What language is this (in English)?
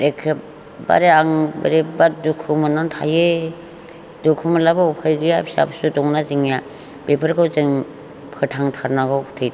Bodo